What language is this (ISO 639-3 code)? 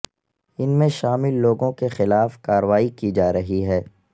urd